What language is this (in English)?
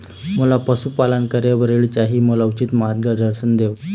Chhattisgarhi